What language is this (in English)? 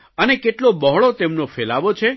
Gujarati